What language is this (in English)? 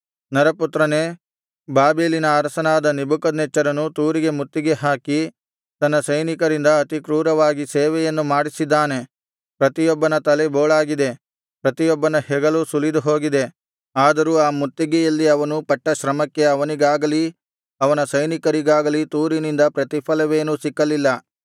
Kannada